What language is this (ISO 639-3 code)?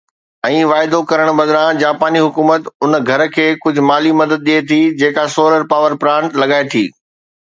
snd